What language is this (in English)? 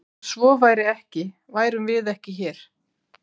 Icelandic